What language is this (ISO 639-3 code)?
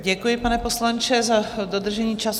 ces